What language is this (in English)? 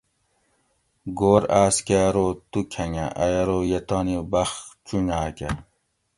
Gawri